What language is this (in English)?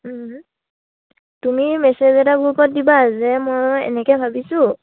Assamese